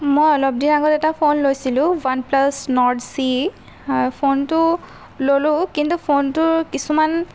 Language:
Assamese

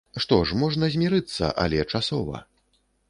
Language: Belarusian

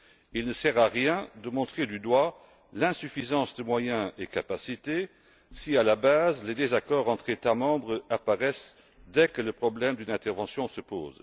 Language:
French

